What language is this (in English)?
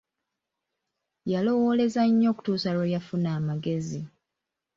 Ganda